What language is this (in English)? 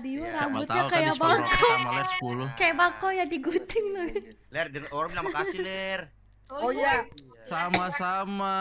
Indonesian